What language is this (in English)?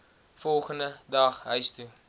Afrikaans